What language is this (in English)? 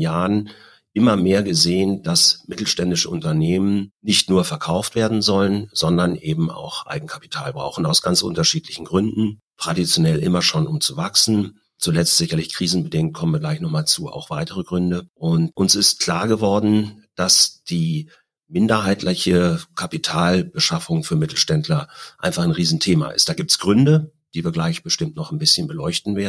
German